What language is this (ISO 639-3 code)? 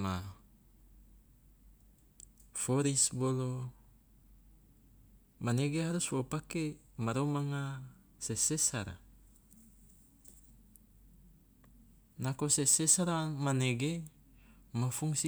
loa